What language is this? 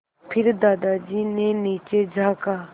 Hindi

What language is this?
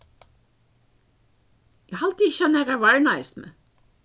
Faroese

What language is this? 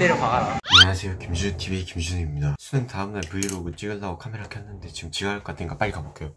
Korean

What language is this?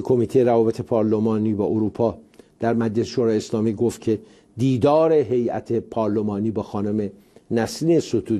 Persian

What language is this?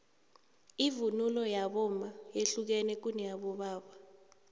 South Ndebele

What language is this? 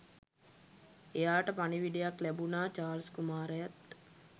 Sinhala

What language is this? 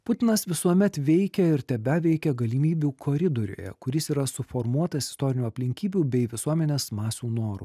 Lithuanian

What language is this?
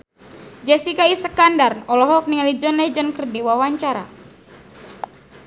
Sundanese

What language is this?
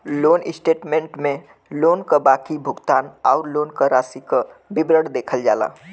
Bhojpuri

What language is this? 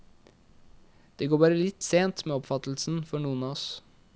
Norwegian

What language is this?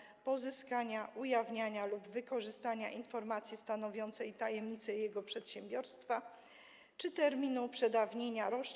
Polish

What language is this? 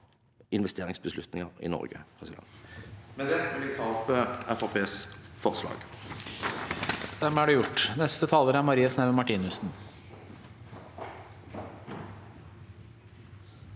Norwegian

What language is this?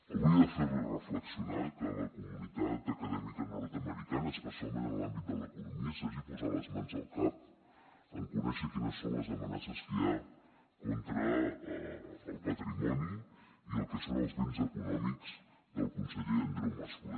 Catalan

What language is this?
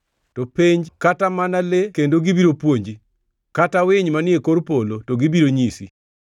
Luo (Kenya and Tanzania)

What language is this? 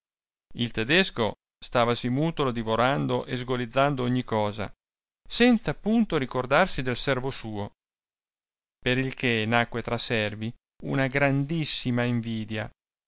Italian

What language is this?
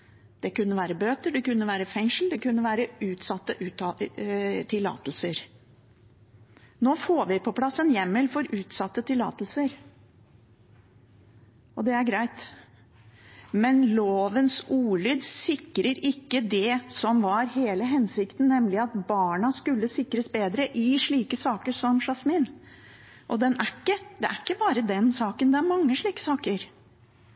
Norwegian Bokmål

